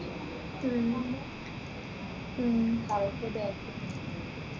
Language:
Malayalam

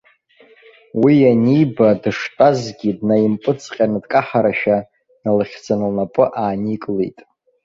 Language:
Abkhazian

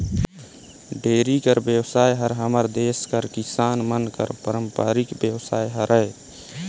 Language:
Chhattisgarhi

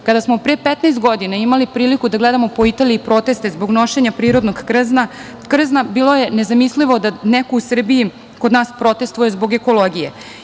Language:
Serbian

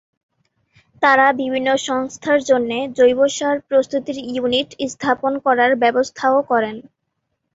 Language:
Bangla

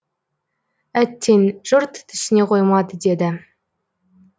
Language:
Kazakh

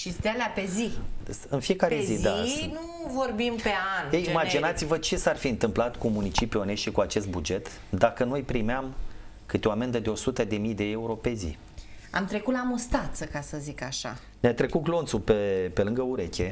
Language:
Romanian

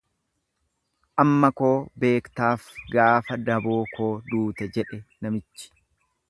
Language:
Oromo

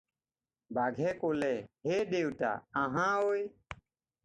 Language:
Assamese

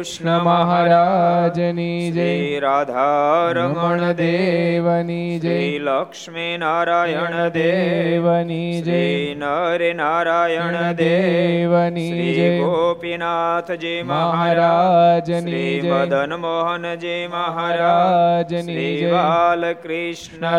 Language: Gujarati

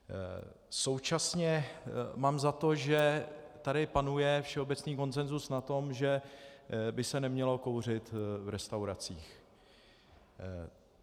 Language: Czech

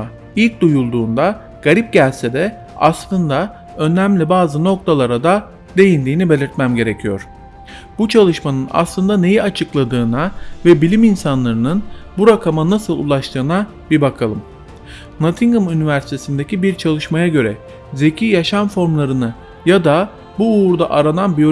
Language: Turkish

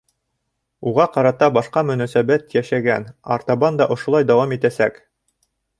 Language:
Bashkir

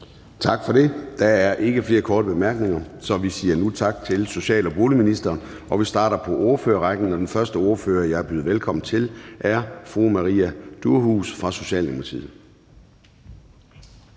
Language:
Danish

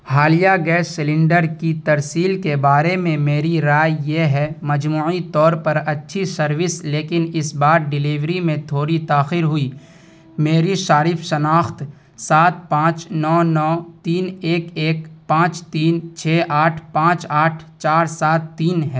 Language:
Urdu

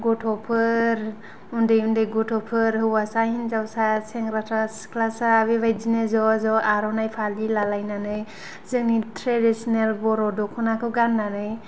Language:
Bodo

